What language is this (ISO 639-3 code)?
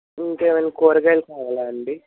tel